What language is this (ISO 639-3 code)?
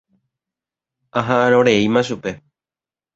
grn